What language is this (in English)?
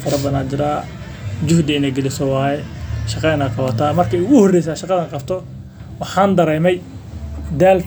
Somali